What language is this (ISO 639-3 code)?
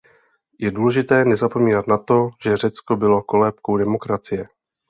ces